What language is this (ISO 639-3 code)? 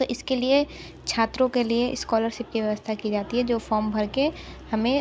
hin